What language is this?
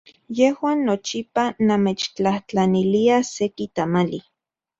Central Puebla Nahuatl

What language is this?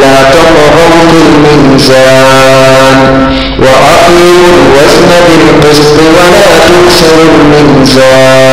Arabic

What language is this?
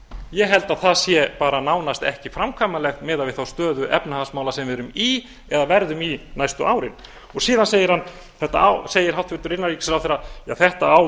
Icelandic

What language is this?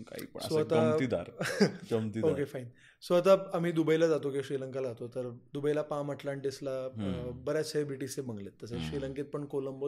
Marathi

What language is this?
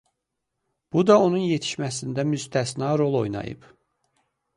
Azerbaijani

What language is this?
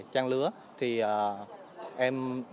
Vietnamese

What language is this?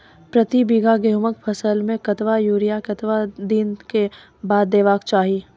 Maithili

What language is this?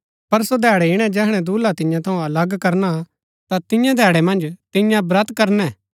Gaddi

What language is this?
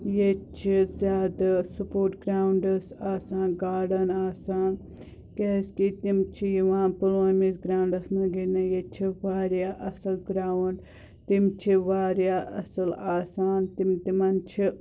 Kashmiri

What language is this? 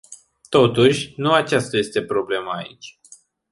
Romanian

